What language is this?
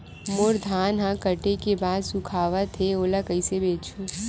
Chhattisgarhi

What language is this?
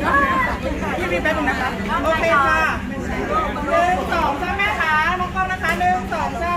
Thai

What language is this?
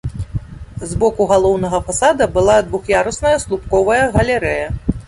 Belarusian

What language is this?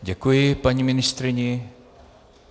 Czech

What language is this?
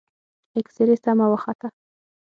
Pashto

